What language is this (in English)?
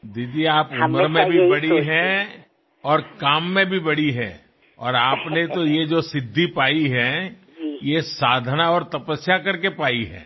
Gujarati